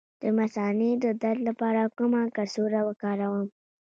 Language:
Pashto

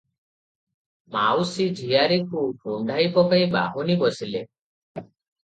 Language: Odia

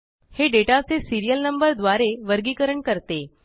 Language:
Marathi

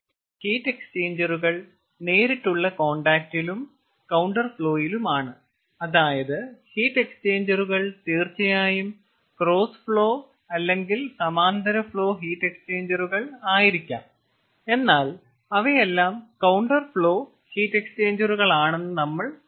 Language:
Malayalam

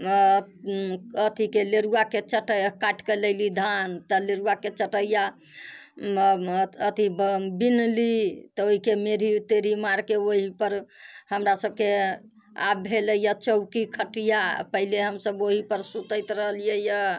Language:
Maithili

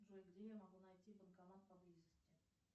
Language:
Russian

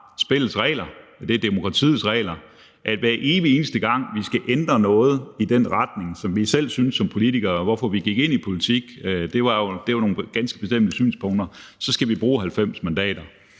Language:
Danish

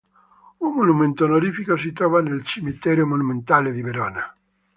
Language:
Italian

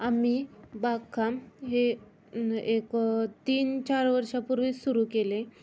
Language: Marathi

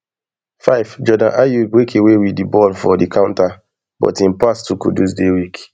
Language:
Nigerian Pidgin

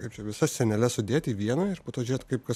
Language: Lithuanian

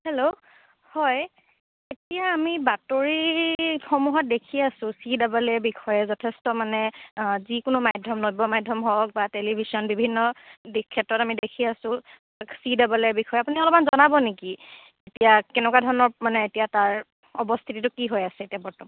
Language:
Assamese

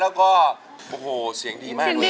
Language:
Thai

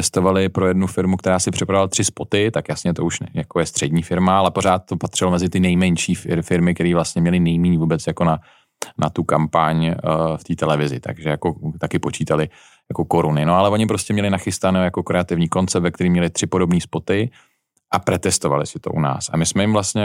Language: Czech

